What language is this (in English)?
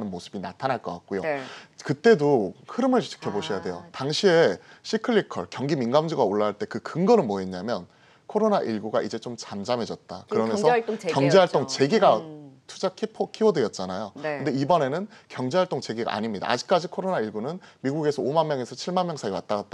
Korean